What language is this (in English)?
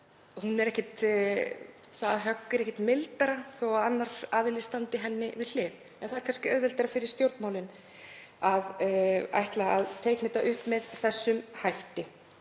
Icelandic